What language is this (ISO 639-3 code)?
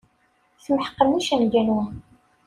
kab